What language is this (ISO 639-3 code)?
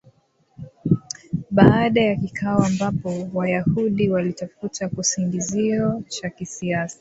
swa